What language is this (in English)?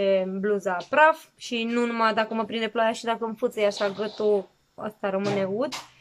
Romanian